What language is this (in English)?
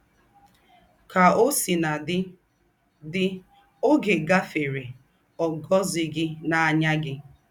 Igbo